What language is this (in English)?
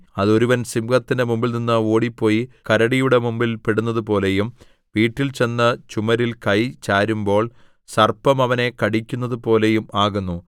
Malayalam